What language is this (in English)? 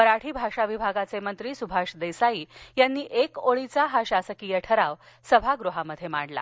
Marathi